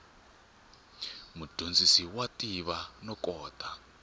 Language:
Tsonga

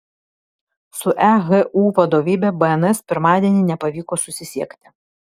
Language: Lithuanian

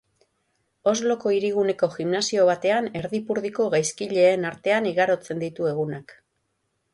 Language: Basque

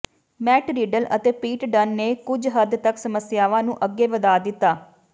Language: Punjabi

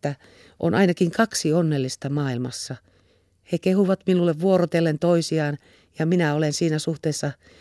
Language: Finnish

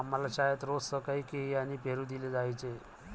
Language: Marathi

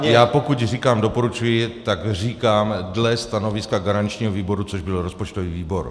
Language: Czech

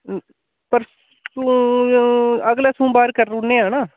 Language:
Dogri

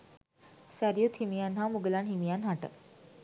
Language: Sinhala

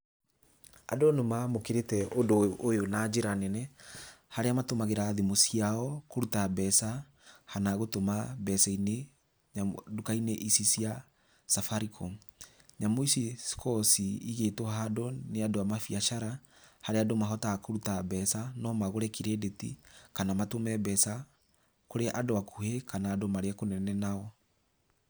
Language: Kikuyu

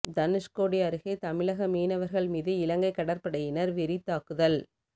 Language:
Tamil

